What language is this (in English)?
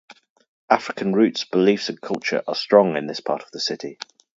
English